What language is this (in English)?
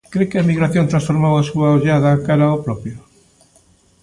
Galician